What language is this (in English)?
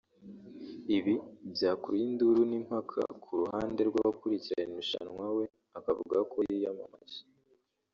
Kinyarwanda